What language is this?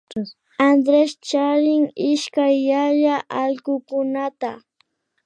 Imbabura Highland Quichua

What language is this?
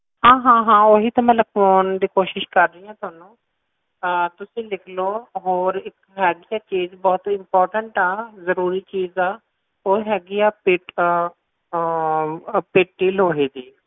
Punjabi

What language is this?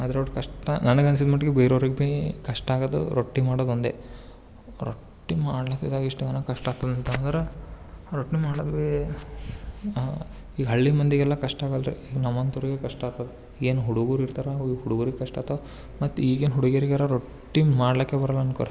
Kannada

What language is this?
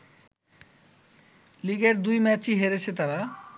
Bangla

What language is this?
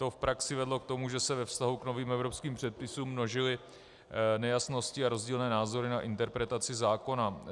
Czech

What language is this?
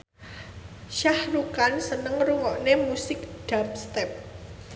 Javanese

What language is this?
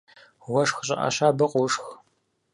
Kabardian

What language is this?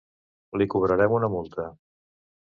Catalan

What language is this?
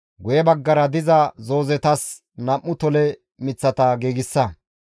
Gamo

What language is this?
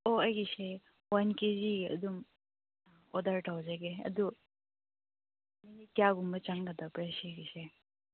Manipuri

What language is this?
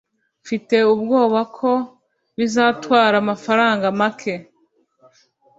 Kinyarwanda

